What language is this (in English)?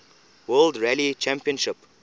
English